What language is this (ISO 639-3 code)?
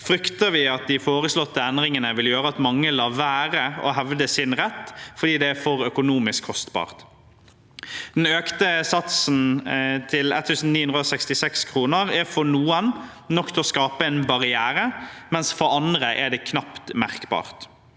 nor